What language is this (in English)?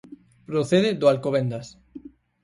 Galician